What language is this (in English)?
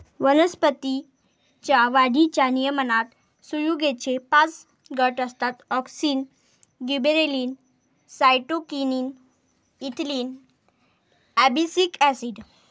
Marathi